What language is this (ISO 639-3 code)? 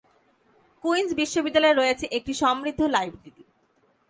ben